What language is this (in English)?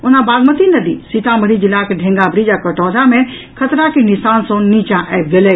Maithili